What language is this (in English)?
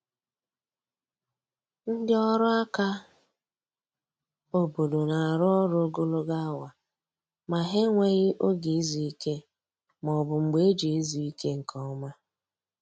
Igbo